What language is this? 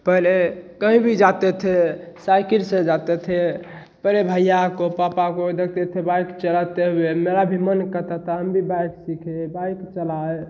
Hindi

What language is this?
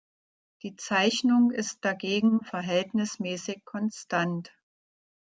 German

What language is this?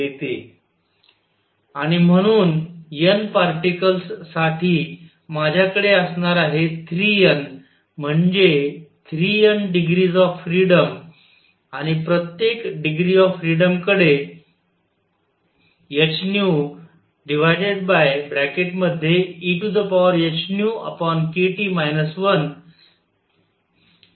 Marathi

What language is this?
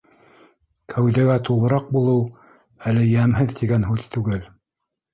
Bashkir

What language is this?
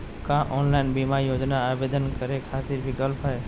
Magahi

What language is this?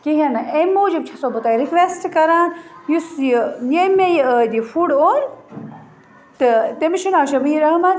Kashmiri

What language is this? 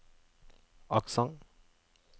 Norwegian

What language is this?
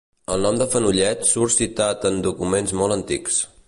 Catalan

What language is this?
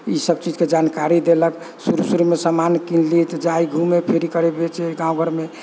Maithili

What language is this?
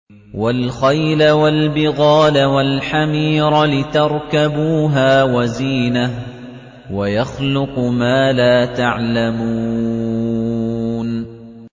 Arabic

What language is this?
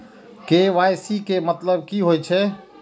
Maithili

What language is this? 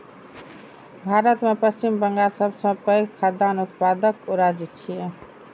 Maithili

